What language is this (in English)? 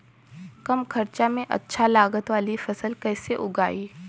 Bhojpuri